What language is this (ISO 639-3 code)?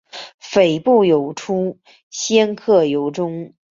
zho